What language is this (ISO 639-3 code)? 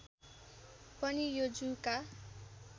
nep